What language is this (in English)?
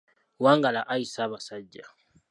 Ganda